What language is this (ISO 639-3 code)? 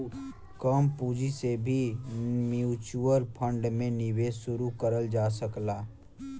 bho